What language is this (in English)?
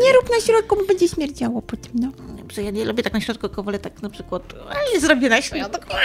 Polish